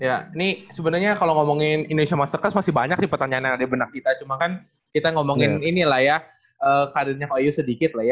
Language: Indonesian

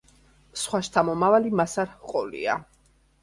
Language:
Georgian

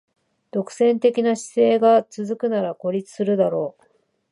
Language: Japanese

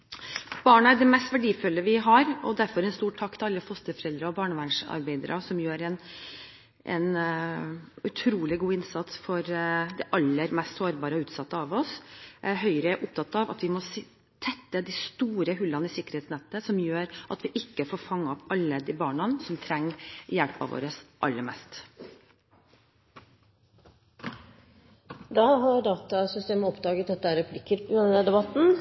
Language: Norwegian Bokmål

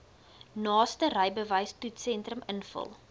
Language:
Afrikaans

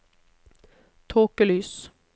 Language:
Norwegian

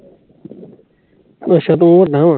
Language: Punjabi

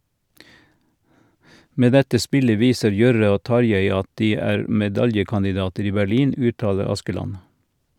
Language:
Norwegian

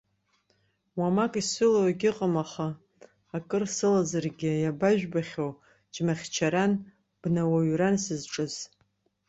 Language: Abkhazian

